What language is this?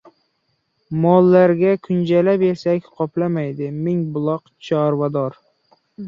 Uzbek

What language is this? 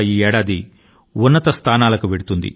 Telugu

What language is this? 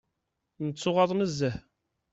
Kabyle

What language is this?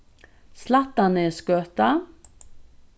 Faroese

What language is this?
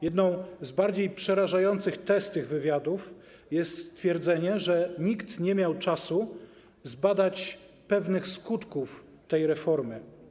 Polish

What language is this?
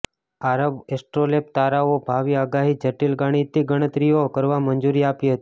Gujarati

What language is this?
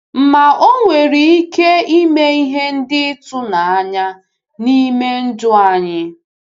Igbo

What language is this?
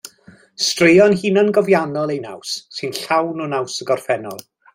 Welsh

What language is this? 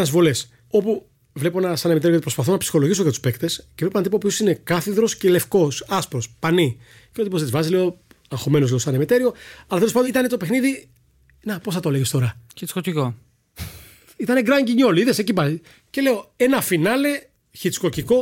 Greek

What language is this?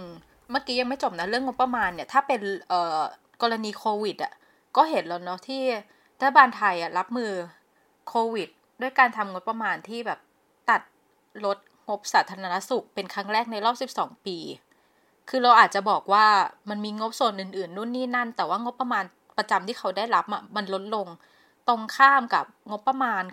Thai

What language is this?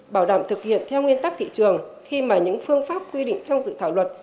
Vietnamese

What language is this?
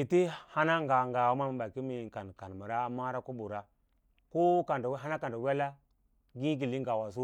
Lala-Roba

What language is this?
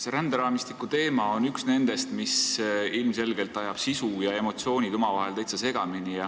Estonian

